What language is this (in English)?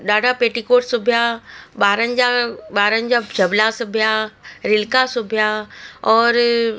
Sindhi